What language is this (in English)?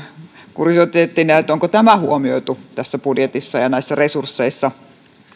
Finnish